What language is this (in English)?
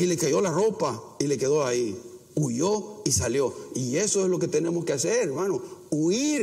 Spanish